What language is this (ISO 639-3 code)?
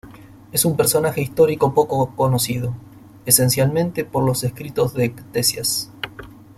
spa